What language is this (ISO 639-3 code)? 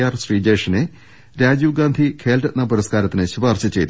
mal